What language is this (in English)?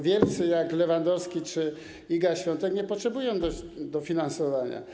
Polish